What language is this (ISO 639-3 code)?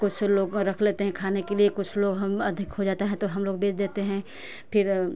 hin